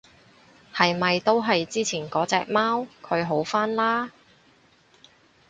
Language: Cantonese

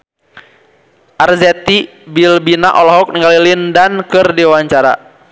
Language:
Sundanese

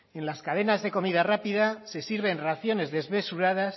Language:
Spanish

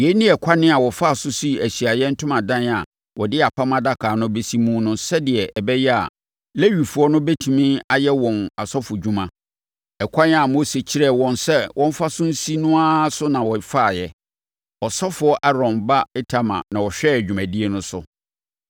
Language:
Akan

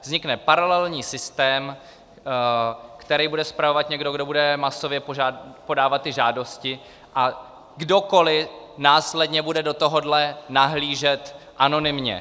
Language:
Czech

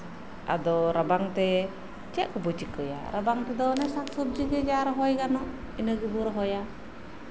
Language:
Santali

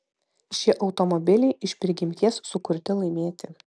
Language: Lithuanian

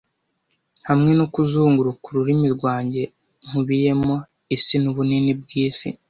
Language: Kinyarwanda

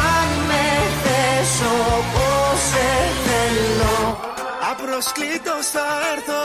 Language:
Greek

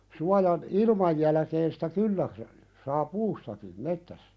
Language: Finnish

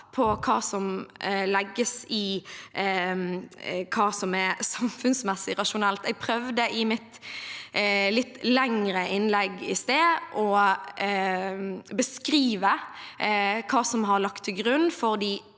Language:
Norwegian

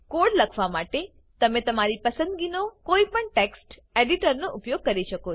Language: Gujarati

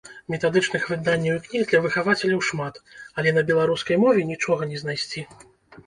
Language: Belarusian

